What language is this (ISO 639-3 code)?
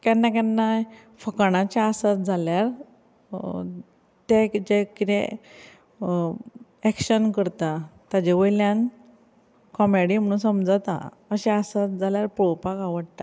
kok